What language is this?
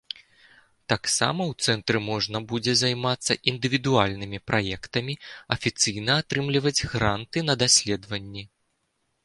Belarusian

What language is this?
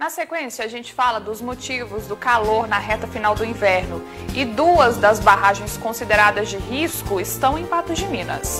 Portuguese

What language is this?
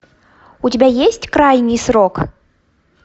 Russian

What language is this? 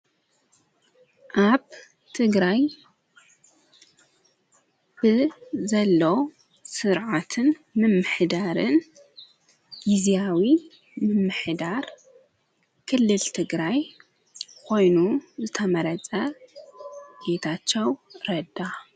Tigrinya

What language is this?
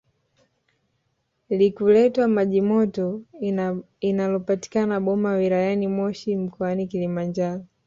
Swahili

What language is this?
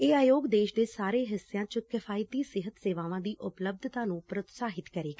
Punjabi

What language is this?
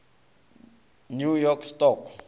Northern Sotho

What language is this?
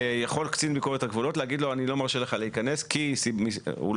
Hebrew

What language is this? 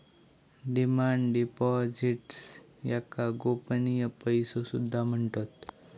Marathi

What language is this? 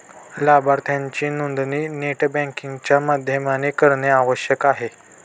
Marathi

